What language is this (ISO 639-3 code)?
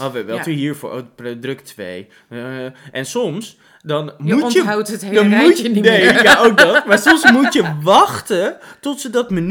nld